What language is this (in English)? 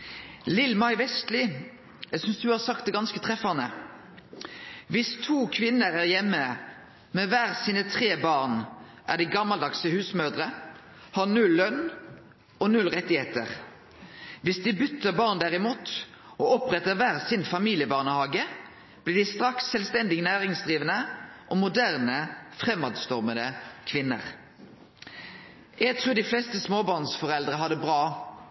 Norwegian Nynorsk